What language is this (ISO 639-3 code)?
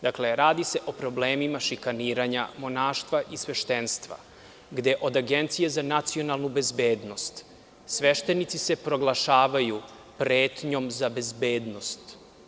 srp